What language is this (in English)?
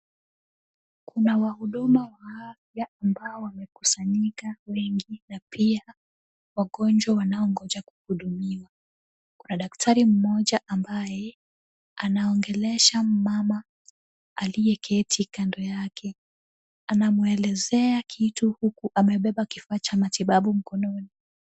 Swahili